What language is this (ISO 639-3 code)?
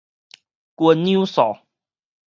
nan